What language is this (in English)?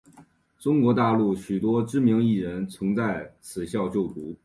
Chinese